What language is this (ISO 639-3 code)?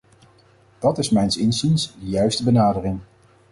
nld